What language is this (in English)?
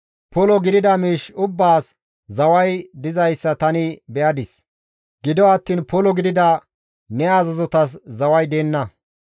Gamo